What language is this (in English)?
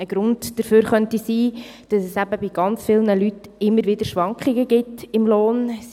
Swiss German